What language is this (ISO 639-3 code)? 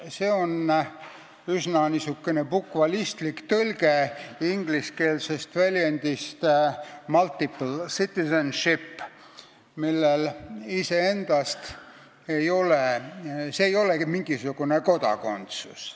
est